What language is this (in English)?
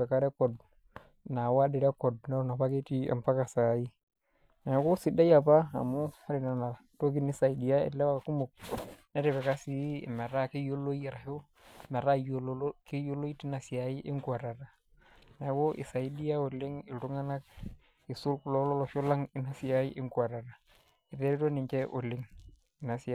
Masai